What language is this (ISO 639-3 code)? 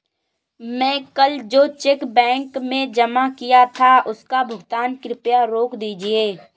hin